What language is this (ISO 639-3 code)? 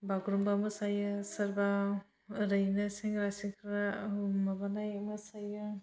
brx